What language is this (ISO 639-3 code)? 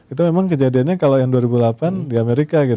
ind